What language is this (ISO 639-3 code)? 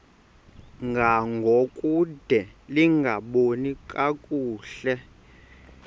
xho